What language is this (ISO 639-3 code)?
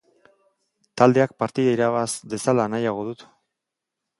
eus